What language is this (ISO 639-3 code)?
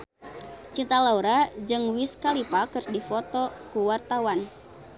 sun